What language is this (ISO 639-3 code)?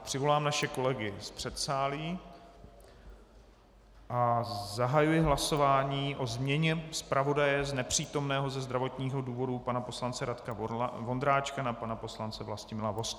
ces